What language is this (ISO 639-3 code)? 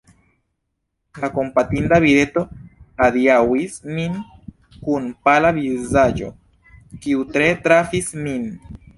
epo